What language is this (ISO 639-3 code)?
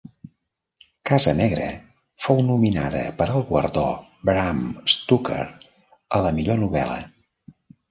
cat